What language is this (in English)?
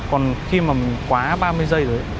Vietnamese